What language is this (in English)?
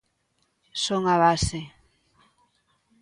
Galician